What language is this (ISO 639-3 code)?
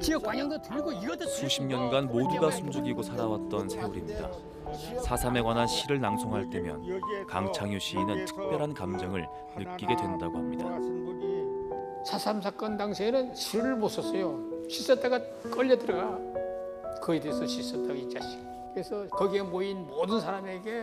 kor